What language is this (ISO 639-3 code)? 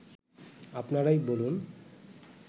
ben